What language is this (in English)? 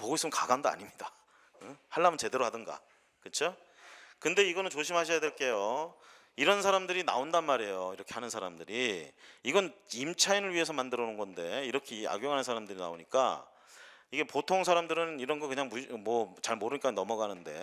Korean